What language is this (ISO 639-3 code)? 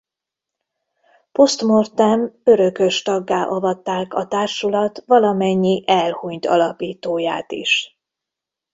hun